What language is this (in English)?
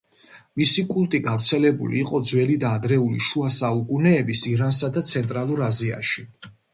Georgian